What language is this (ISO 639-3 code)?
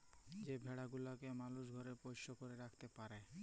ben